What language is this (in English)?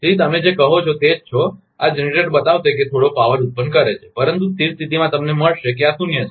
Gujarati